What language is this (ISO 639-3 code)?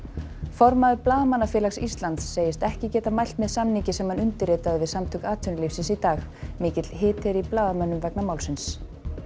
isl